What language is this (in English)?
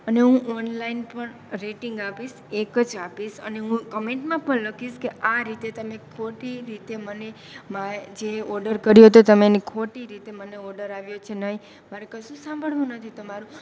Gujarati